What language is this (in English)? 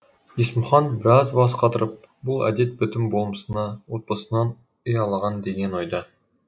Kazakh